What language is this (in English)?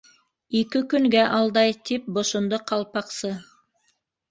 Bashkir